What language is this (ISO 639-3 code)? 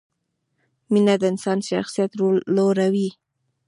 pus